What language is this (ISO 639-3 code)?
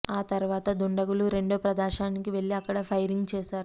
tel